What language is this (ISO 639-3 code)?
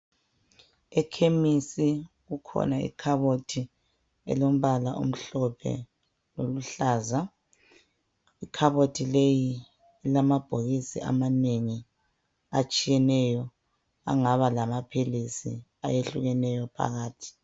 nde